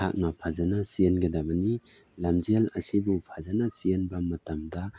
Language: Manipuri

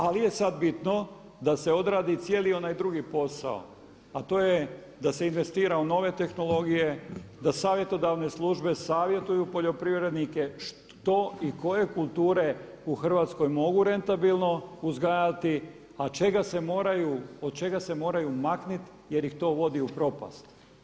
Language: Croatian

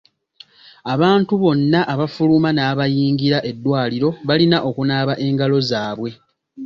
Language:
Ganda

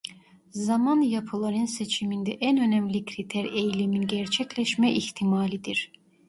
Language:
Turkish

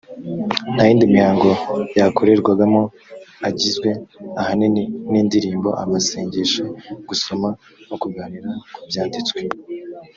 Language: Kinyarwanda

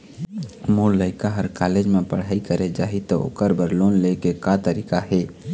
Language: Chhattisgarhi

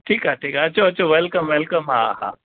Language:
Sindhi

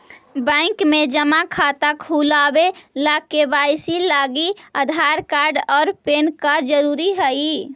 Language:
Magahi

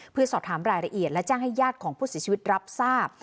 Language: Thai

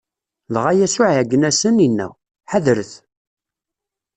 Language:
Kabyle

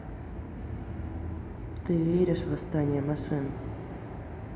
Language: Russian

